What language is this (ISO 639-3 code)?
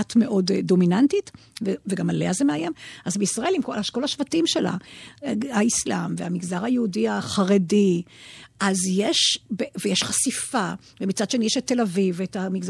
heb